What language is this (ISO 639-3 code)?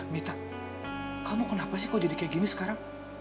ind